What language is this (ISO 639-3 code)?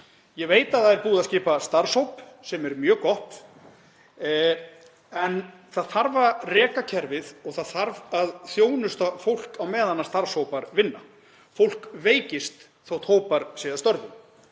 isl